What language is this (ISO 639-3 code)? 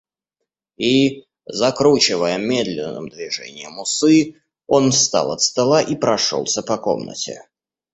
rus